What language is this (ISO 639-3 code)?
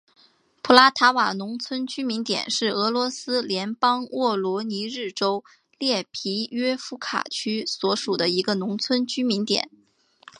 zho